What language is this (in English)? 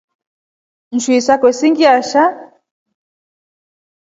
Rombo